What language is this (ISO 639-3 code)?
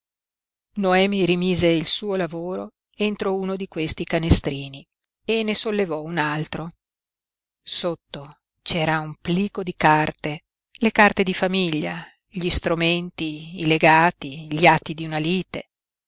ita